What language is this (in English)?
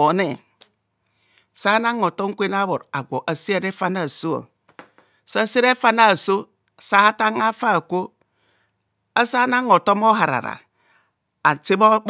Kohumono